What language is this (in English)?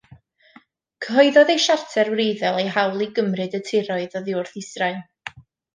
Welsh